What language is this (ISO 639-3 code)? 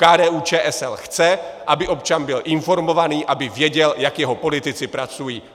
ces